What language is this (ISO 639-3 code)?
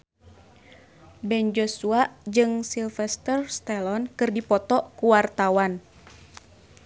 sun